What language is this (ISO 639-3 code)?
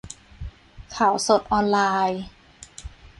tha